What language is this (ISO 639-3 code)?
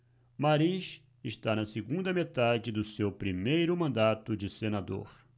por